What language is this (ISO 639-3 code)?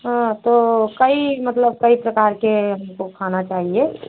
hin